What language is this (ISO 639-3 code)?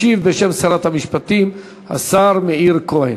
heb